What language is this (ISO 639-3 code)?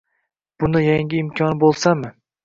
uzb